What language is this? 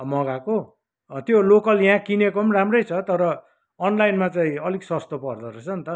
Nepali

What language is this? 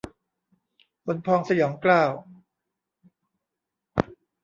Thai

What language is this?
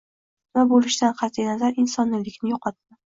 Uzbek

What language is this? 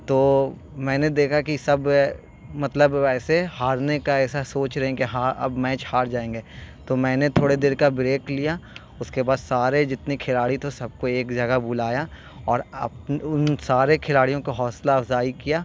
Urdu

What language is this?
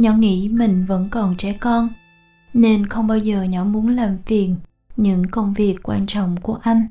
Vietnamese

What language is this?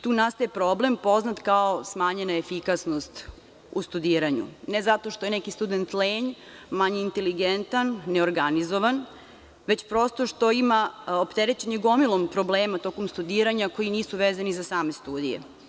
Serbian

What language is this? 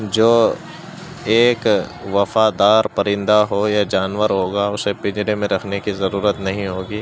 Urdu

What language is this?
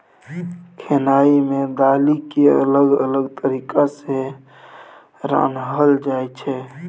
Maithili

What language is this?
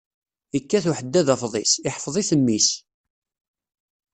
Kabyle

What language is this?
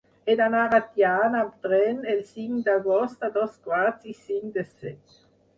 Catalan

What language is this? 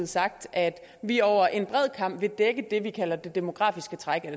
Danish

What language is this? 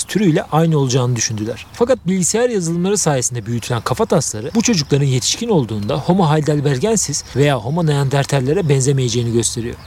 Turkish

